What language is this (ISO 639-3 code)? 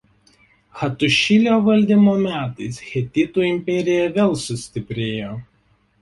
lit